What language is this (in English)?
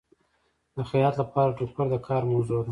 Pashto